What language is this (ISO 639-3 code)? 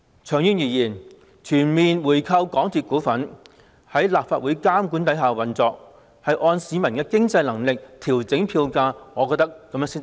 yue